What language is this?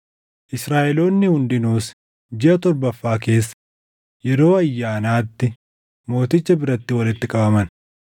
Oromo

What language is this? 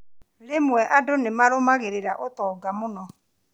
Kikuyu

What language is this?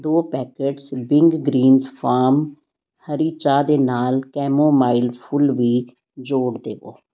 Punjabi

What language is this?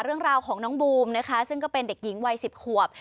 Thai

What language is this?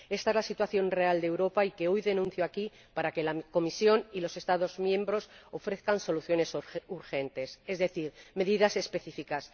Spanish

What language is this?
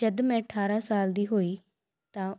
Punjabi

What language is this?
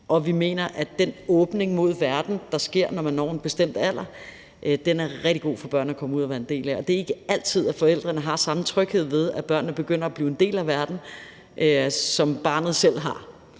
Danish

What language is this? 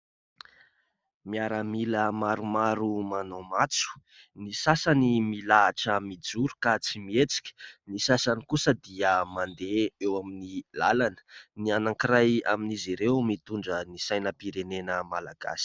Malagasy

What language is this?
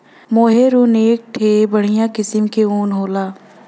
Bhojpuri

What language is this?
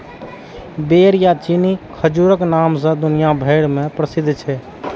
Maithili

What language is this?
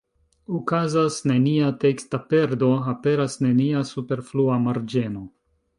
Esperanto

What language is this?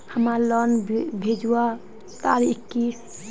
Magahi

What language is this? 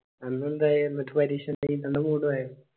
Malayalam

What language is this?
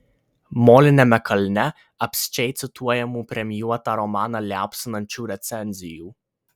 Lithuanian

